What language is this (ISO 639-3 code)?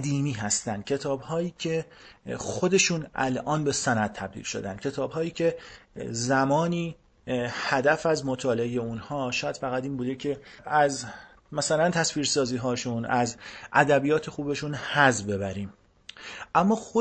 fas